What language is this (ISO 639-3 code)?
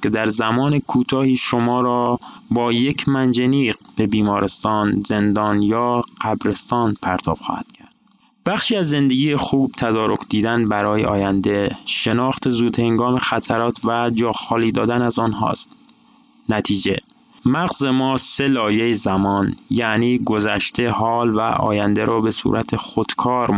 fas